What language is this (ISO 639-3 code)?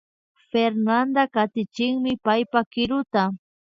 qvi